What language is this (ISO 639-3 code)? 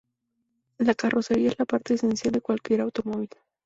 spa